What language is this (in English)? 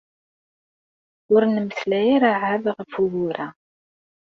Kabyle